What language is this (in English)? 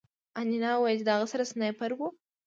Pashto